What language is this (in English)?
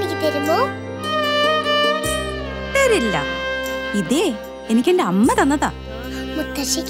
Malayalam